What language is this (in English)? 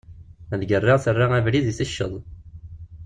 Kabyle